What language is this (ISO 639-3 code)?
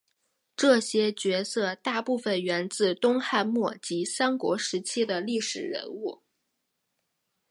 zho